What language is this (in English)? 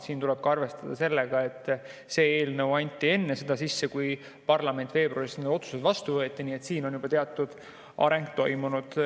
Estonian